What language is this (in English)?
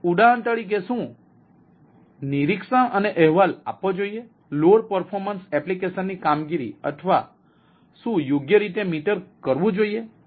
Gujarati